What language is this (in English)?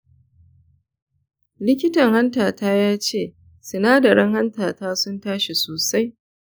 Hausa